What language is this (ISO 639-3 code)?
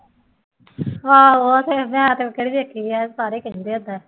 pan